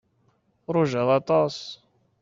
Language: Kabyle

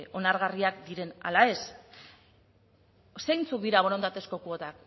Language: Basque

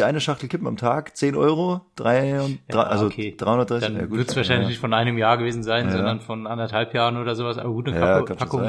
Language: German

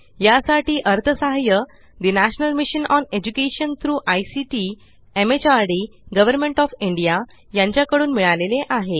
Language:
Marathi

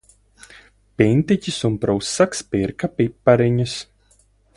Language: Latvian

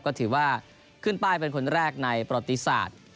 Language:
Thai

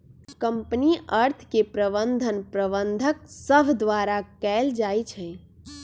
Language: Magahi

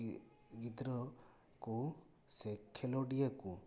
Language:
Santali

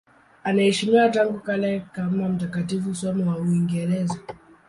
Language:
Swahili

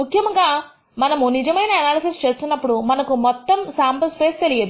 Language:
Telugu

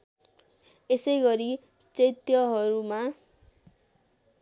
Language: Nepali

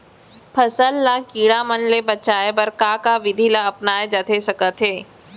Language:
Chhattisgarhi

